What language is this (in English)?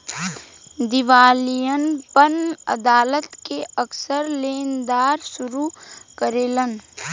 Bhojpuri